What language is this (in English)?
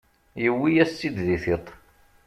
Kabyle